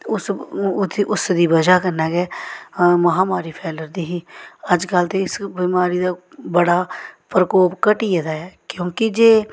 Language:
Dogri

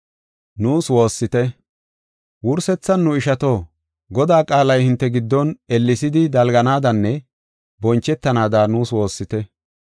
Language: Gofa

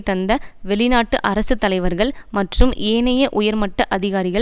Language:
Tamil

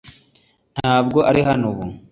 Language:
Kinyarwanda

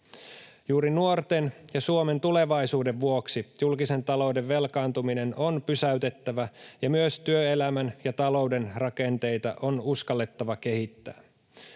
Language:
Finnish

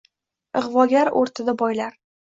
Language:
Uzbek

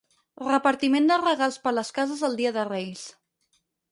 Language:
Catalan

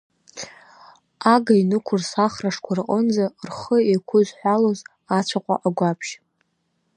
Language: Abkhazian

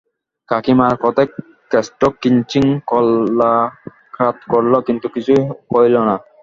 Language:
Bangla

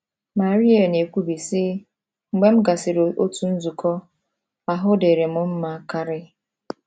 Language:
Igbo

